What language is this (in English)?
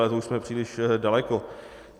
Czech